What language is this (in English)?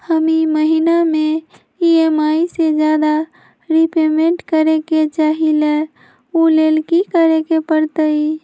Magahi